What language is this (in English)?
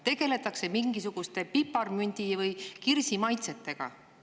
Estonian